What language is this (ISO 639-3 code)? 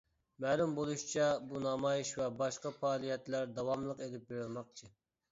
uig